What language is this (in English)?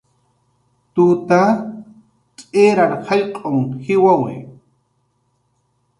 Jaqaru